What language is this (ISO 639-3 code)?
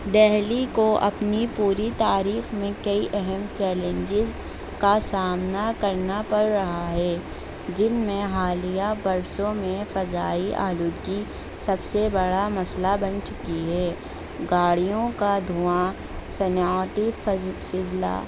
urd